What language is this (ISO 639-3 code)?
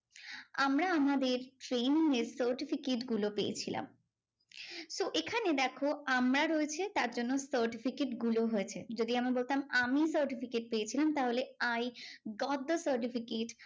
ben